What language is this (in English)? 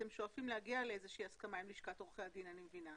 Hebrew